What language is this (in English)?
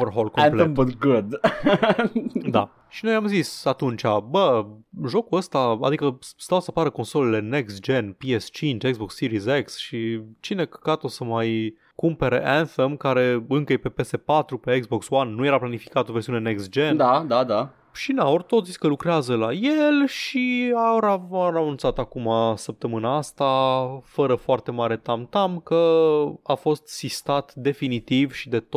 Romanian